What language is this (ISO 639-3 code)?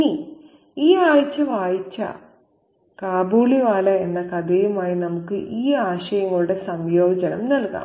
mal